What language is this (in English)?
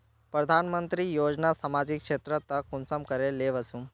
Magahi